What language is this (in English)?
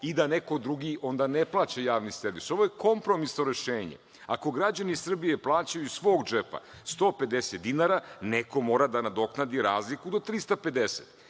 Serbian